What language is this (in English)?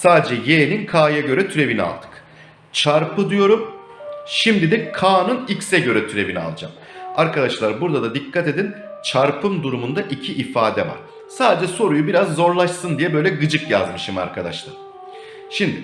Turkish